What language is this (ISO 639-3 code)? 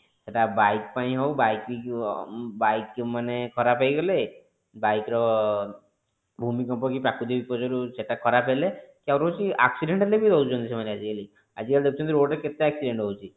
ori